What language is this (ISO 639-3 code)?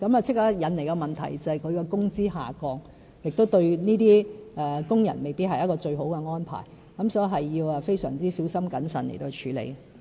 yue